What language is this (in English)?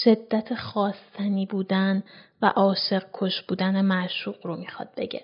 Persian